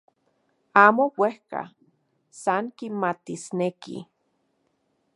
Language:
Central Puebla Nahuatl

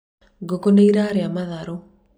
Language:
Kikuyu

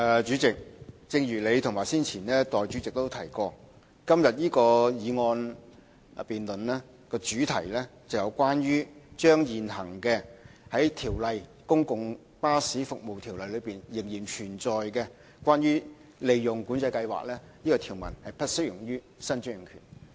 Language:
Cantonese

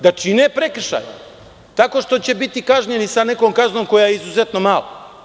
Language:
Serbian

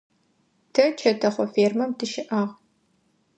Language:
Adyghe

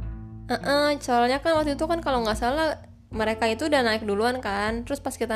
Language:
Indonesian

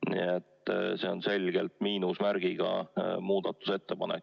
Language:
Estonian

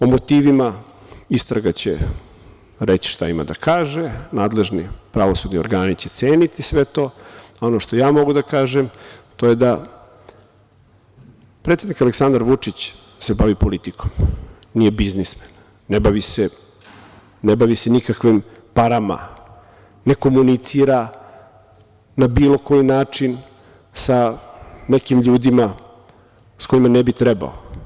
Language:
Serbian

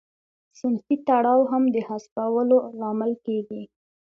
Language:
Pashto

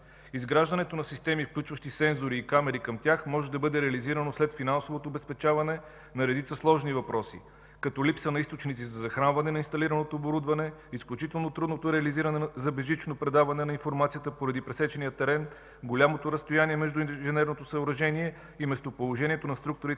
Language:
Bulgarian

